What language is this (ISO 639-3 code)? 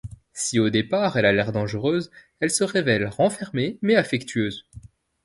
fra